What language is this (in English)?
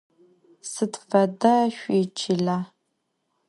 Adyghe